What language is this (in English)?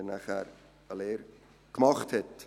Swiss German